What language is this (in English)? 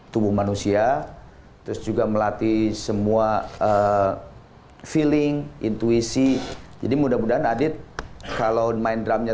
Indonesian